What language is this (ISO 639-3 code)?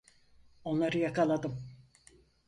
tur